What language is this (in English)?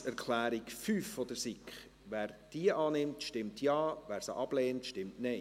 Swiss German